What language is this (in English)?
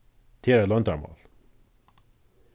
Faroese